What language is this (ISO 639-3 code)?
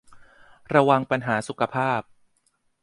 tha